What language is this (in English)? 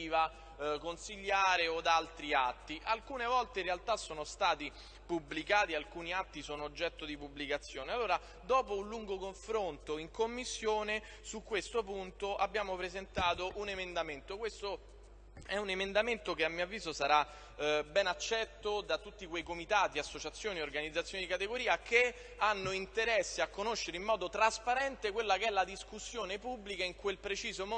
Italian